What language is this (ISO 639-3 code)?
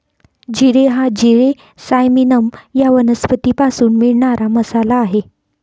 mar